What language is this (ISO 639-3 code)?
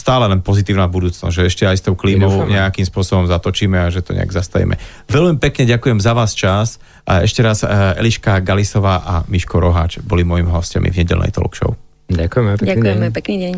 slk